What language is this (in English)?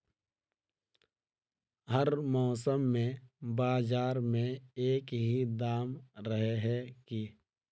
Magahi